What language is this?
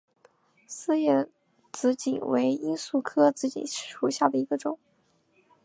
Chinese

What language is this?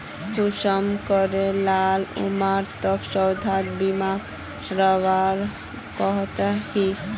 Magahi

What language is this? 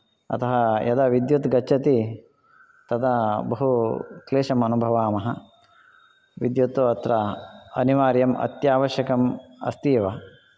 Sanskrit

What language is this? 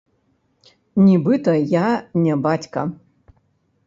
Belarusian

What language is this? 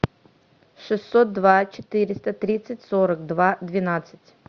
Russian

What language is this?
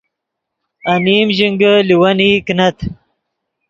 Yidgha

